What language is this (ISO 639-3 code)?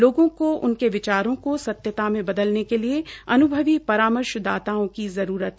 hin